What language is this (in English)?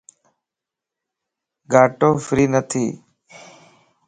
Lasi